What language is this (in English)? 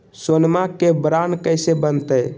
Magahi